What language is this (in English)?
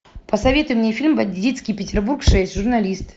Russian